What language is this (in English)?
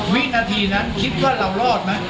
Thai